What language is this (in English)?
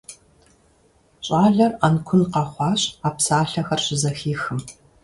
Kabardian